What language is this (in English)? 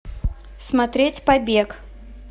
Russian